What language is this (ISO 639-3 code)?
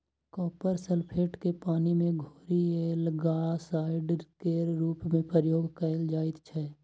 mai